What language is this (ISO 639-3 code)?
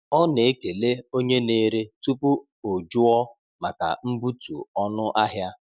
ibo